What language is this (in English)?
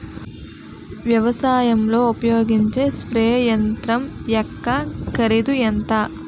Telugu